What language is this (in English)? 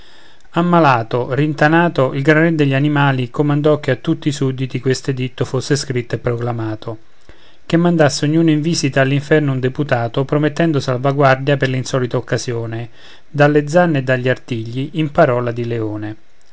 Italian